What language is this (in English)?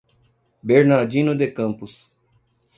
Portuguese